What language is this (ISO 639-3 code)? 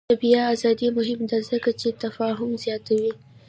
pus